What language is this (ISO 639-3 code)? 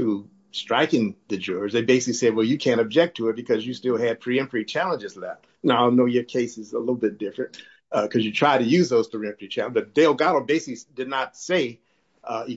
eng